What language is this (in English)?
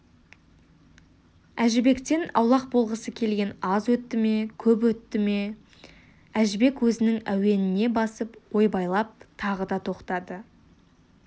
Kazakh